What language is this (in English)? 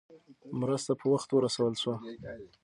Pashto